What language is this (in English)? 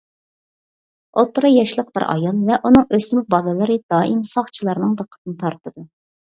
Uyghur